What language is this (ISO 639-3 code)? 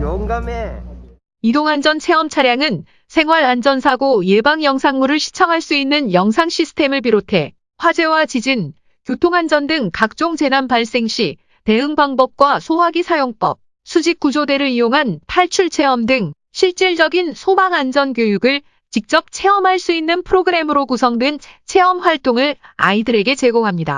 kor